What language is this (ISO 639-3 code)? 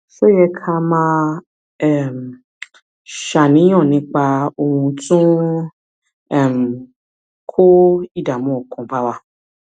yor